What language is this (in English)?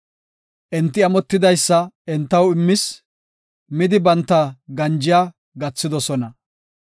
Gofa